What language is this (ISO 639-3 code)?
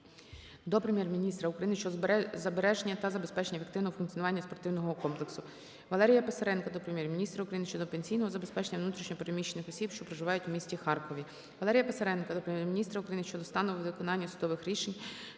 ukr